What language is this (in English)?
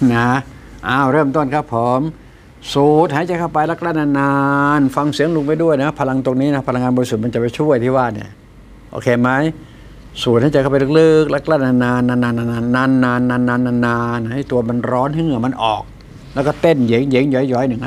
Thai